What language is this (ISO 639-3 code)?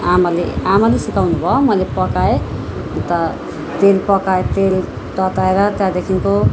nep